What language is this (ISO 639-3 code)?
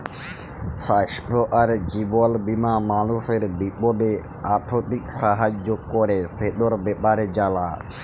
ben